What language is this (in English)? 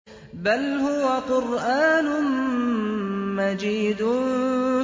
Arabic